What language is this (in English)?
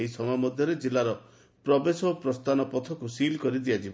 Odia